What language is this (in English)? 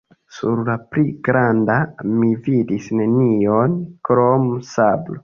Esperanto